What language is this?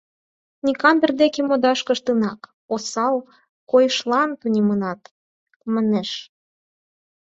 Mari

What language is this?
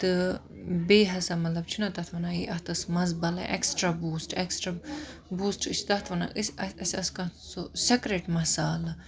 Kashmiri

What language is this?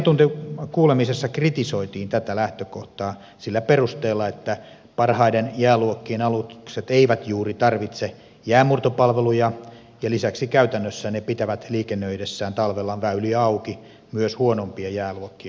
Finnish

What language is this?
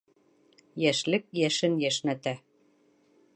Bashkir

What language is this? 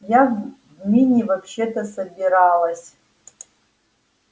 Russian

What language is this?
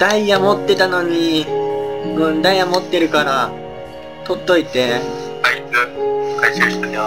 Japanese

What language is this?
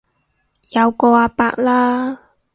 Cantonese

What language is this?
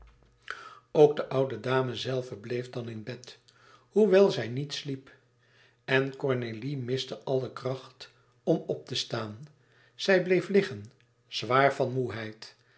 Dutch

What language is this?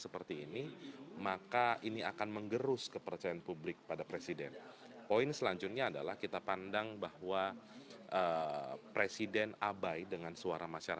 Indonesian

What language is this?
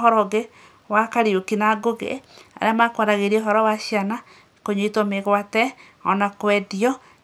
Kikuyu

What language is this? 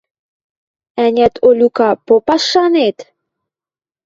Western Mari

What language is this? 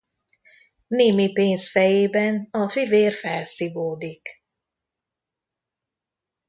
Hungarian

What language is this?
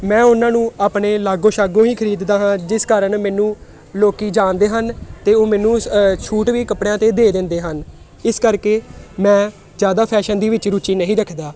Punjabi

